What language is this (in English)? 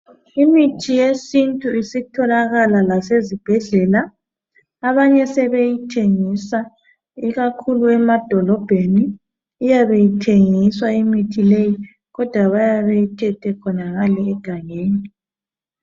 North Ndebele